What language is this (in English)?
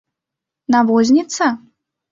Mari